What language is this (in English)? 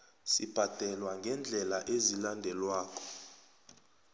South Ndebele